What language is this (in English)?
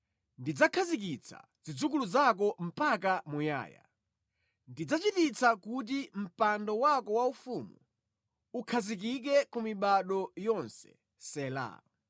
Nyanja